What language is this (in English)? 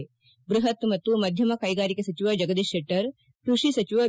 Kannada